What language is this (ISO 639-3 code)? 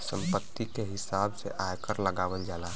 bho